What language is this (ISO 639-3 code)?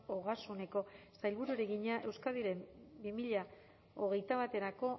eus